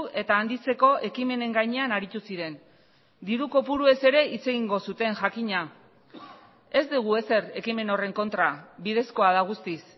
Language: Basque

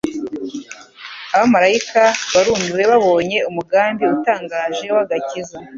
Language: Kinyarwanda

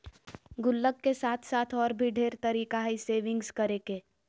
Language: Magahi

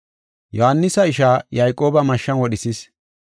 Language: Gofa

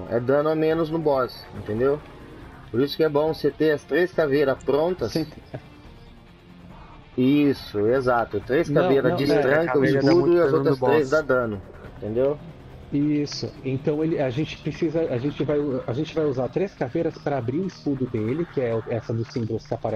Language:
Portuguese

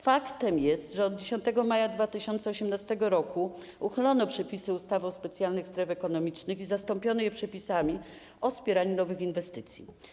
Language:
Polish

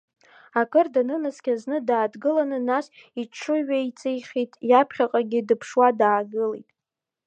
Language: Abkhazian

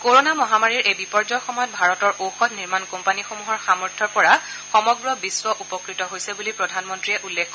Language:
Assamese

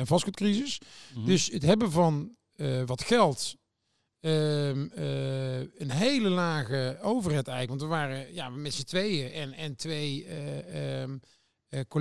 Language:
Dutch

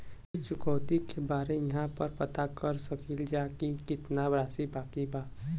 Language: Bhojpuri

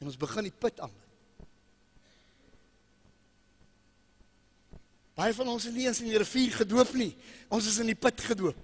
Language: Dutch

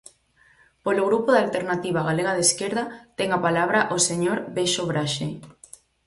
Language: Galician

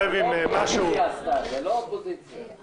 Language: Hebrew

